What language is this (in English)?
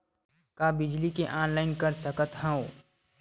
Chhattisgarhi